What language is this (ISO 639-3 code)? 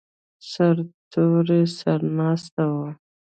pus